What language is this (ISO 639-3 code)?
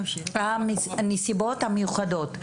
heb